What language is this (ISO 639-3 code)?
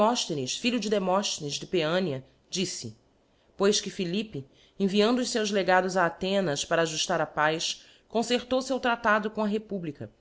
por